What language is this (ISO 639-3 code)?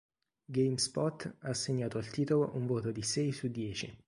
ita